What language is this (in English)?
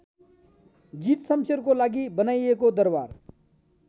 Nepali